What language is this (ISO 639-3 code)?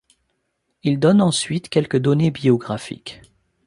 fra